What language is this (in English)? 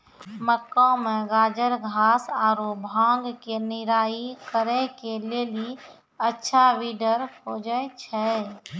Maithili